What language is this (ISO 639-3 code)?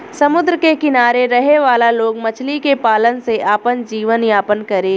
bho